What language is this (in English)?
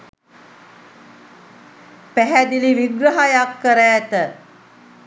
Sinhala